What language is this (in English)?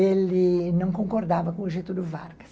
Portuguese